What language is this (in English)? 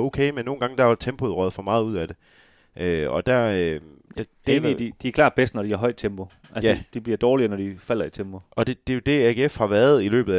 Danish